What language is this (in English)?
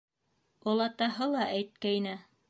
Bashkir